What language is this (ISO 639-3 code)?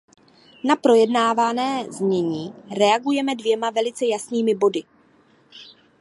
ces